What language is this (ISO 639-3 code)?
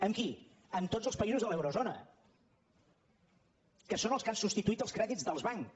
cat